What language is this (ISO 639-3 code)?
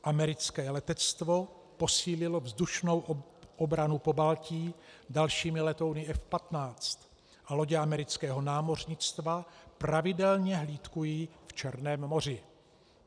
ces